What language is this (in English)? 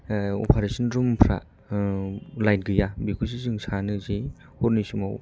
Bodo